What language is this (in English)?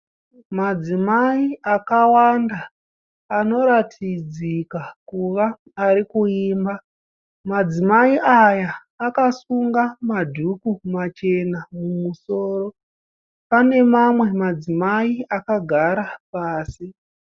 Shona